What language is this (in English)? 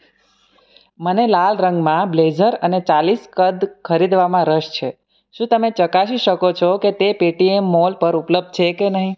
Gujarati